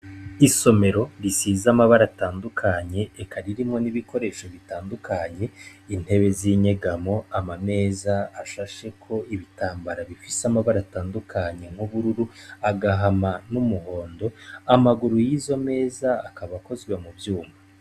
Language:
Rundi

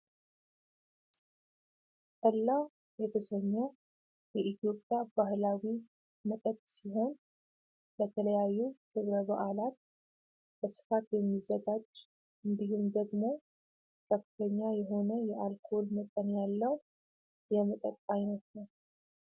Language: Amharic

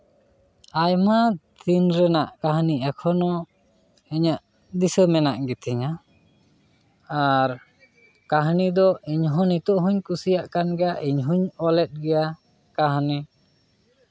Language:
Santali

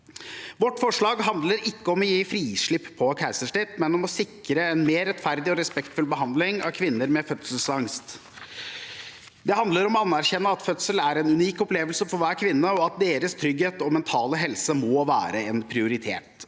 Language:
Norwegian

